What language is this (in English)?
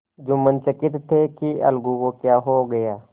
Hindi